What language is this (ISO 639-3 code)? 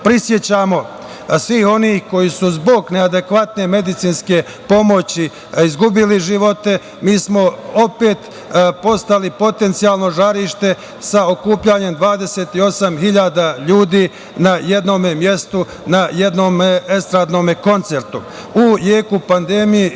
srp